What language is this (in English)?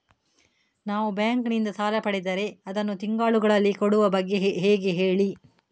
Kannada